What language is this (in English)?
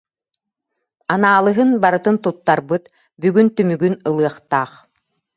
Yakut